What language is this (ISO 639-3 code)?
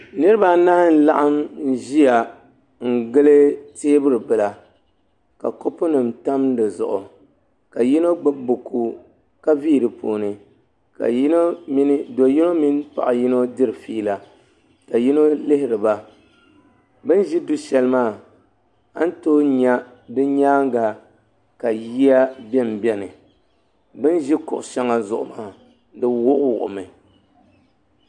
dag